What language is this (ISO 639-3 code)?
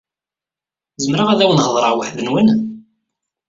kab